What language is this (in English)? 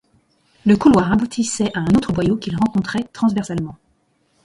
French